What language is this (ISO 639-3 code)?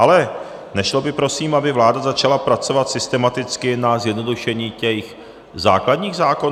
ces